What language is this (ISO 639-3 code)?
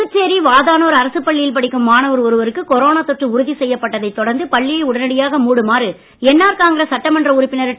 tam